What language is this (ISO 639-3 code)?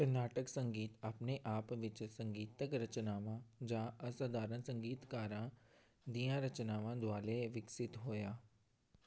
pan